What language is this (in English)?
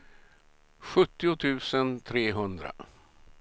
Swedish